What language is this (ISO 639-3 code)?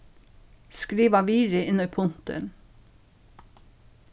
fao